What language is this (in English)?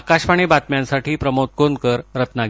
Marathi